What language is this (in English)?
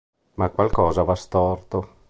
Italian